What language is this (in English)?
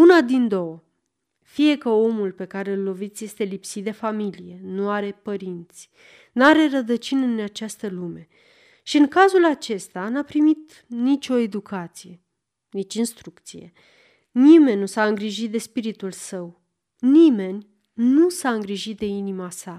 Romanian